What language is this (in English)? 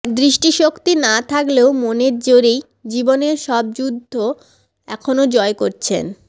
Bangla